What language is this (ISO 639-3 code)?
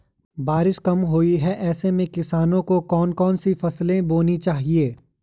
hin